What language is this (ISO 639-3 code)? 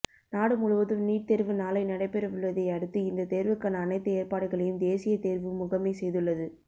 tam